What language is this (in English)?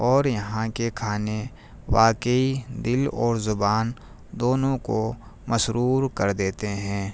Urdu